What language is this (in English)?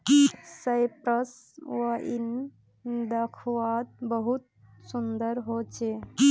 Magahi